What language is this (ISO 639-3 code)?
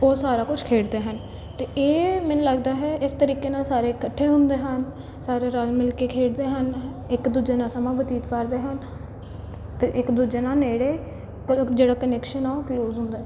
pan